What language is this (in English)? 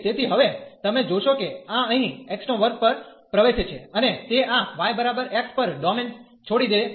Gujarati